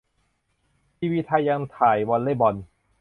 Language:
Thai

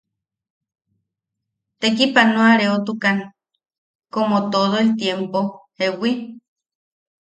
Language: Yaqui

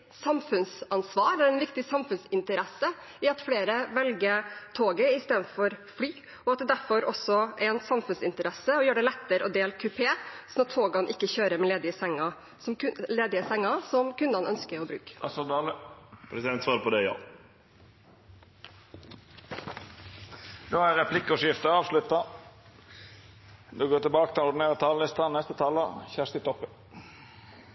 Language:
Norwegian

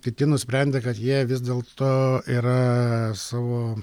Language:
Lithuanian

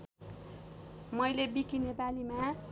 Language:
Nepali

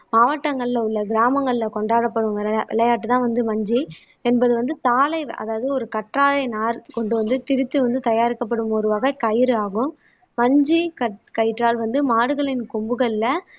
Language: Tamil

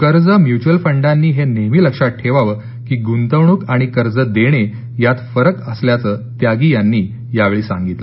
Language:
Marathi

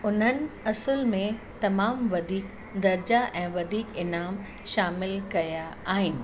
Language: Sindhi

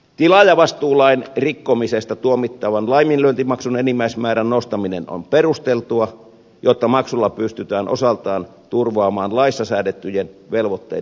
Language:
Finnish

